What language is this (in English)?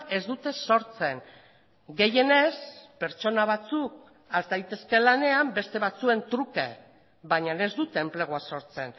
Basque